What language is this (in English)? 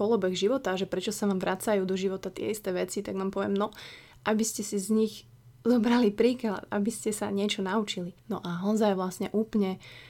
Slovak